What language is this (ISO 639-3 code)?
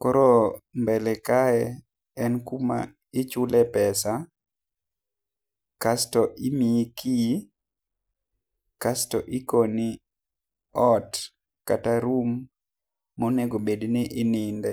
luo